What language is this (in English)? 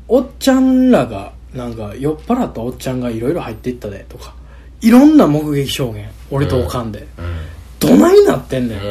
Japanese